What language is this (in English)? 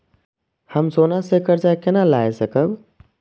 Maithili